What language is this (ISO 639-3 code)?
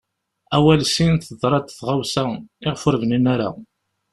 kab